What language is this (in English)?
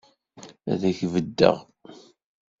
Kabyle